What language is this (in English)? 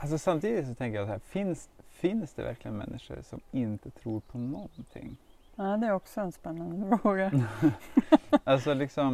Swedish